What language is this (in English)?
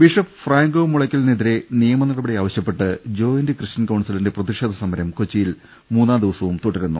Malayalam